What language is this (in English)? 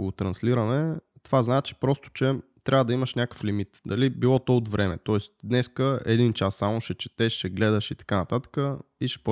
Bulgarian